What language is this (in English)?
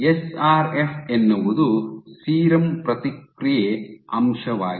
Kannada